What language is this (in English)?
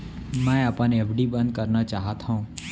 Chhattisgarhi